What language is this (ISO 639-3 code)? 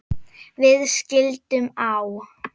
isl